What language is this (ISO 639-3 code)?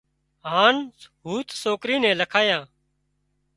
kxp